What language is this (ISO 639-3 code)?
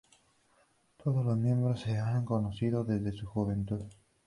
spa